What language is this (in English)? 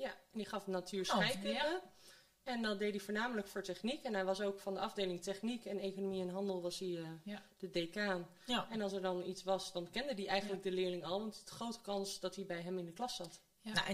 Dutch